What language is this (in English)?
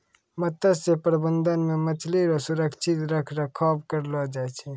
Maithili